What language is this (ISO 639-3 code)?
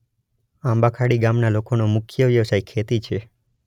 guj